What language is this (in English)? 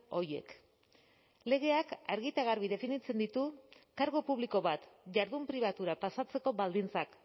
Basque